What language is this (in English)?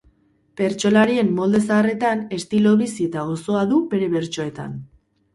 Basque